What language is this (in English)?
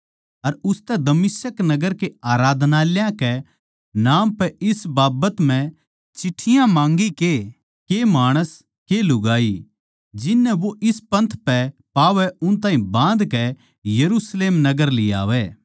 Haryanvi